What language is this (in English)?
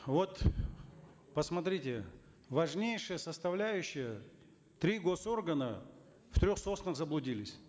Kazakh